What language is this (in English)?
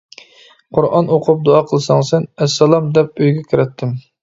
Uyghur